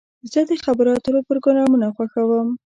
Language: Pashto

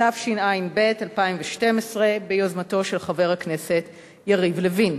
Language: Hebrew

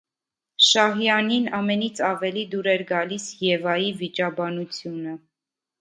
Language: Armenian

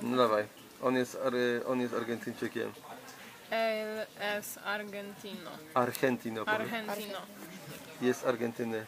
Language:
Polish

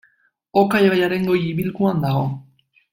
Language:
Basque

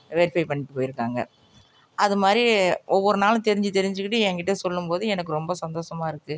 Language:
Tamil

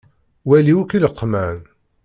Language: Kabyle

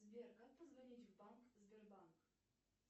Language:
Russian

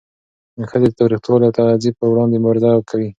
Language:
Pashto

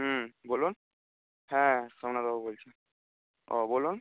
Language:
Bangla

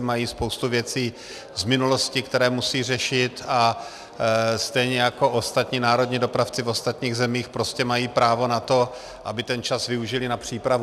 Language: Czech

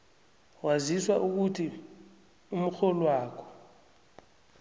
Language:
South Ndebele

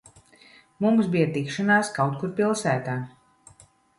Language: Latvian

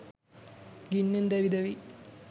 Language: Sinhala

